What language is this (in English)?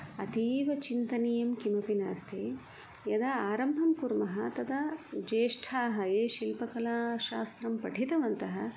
Sanskrit